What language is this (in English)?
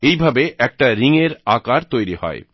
Bangla